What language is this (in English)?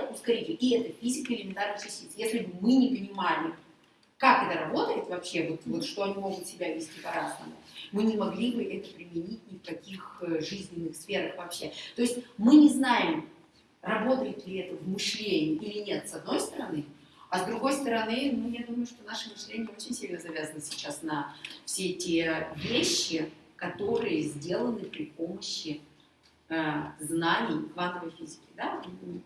Russian